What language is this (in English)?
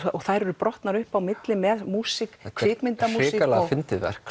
Icelandic